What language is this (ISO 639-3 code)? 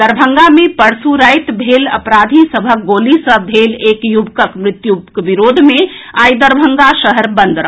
mai